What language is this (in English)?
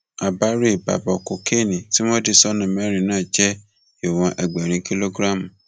Yoruba